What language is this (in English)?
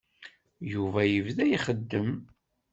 Kabyle